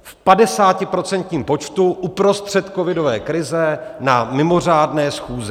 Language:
Czech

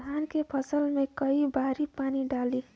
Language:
Bhojpuri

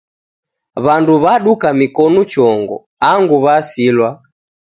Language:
Taita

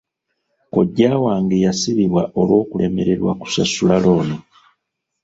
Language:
Ganda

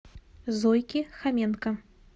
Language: Russian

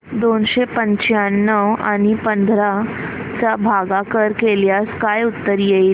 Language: Marathi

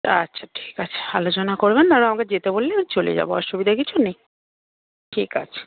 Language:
Bangla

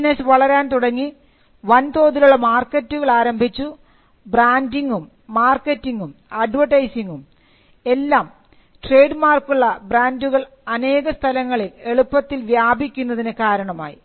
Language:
Malayalam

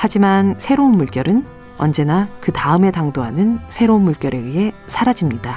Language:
Korean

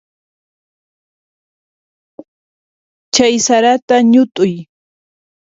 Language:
Puno Quechua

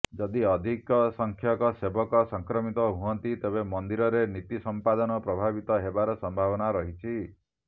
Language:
Odia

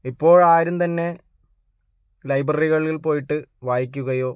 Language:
Malayalam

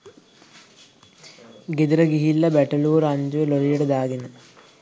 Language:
Sinhala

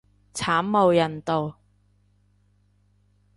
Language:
Cantonese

